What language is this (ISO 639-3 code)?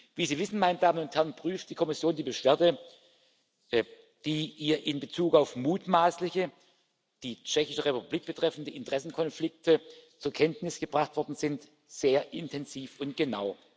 deu